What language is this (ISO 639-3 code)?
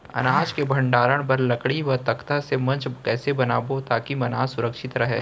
hne